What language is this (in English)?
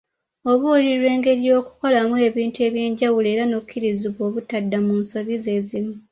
Ganda